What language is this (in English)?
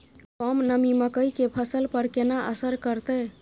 Maithili